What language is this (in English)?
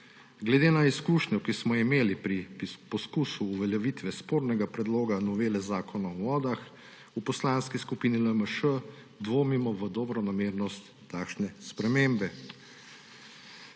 Slovenian